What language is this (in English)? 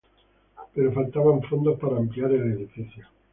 Spanish